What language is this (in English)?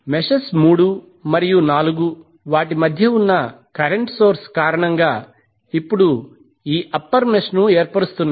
Telugu